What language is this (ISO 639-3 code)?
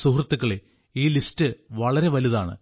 mal